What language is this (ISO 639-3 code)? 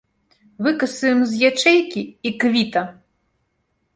bel